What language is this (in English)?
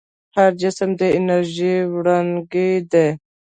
Pashto